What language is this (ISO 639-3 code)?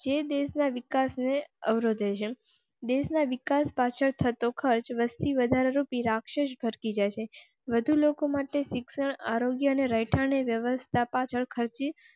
guj